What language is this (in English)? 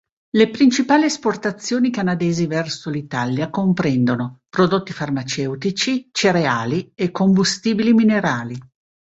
Italian